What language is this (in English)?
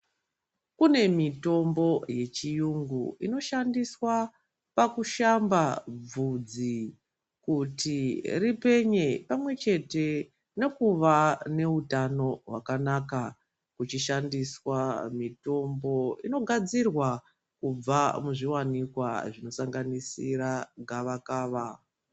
Ndau